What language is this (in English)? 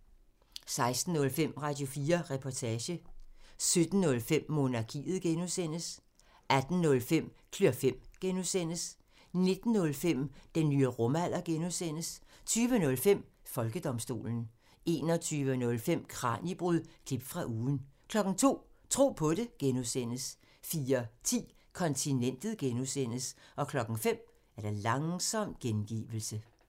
Danish